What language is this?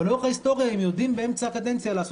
Hebrew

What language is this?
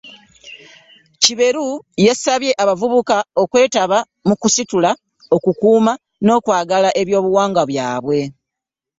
Ganda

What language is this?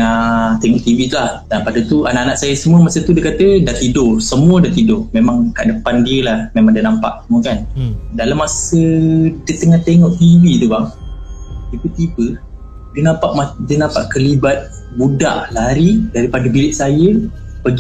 Malay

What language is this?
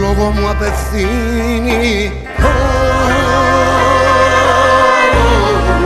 Greek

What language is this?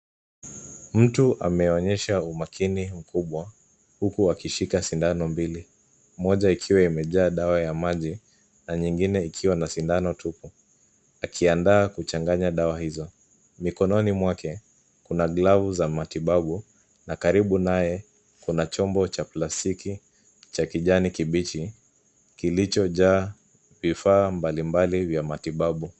Swahili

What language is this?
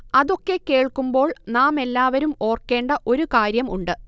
Malayalam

